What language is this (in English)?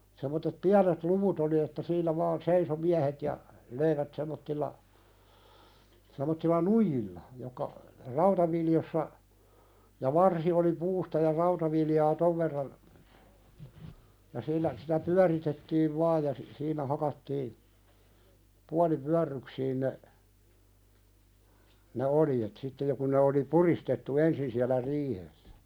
Finnish